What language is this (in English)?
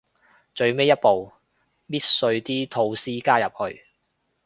Cantonese